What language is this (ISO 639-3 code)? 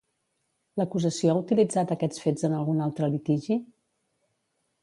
cat